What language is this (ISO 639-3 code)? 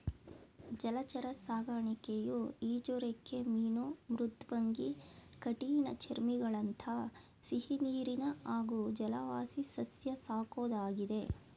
kan